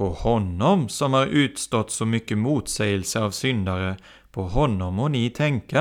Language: Swedish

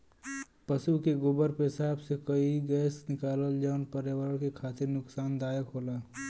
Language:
Bhojpuri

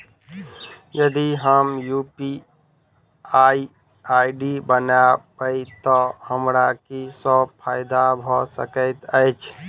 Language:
Maithili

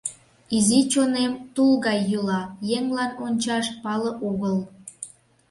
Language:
Mari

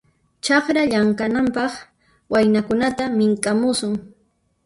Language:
Puno Quechua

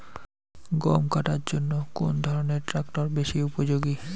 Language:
Bangla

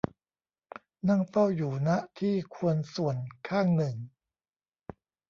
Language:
Thai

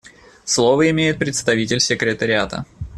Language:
Russian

